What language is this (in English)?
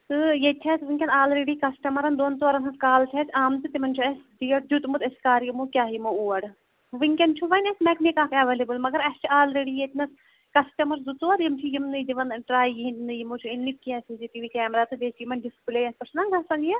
Kashmiri